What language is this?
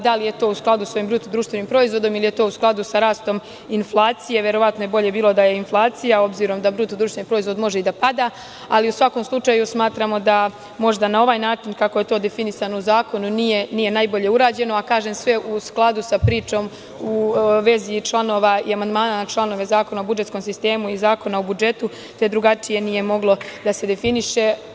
Serbian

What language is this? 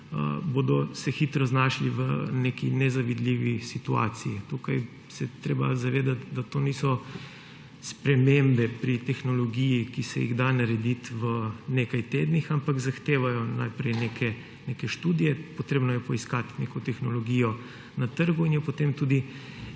Slovenian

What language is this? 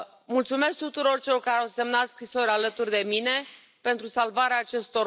Romanian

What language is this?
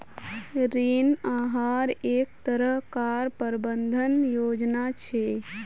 Magahi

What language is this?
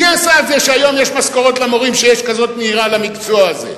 Hebrew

